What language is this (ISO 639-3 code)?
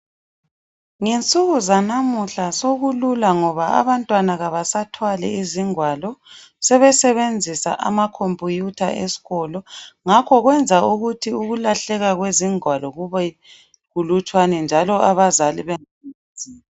nde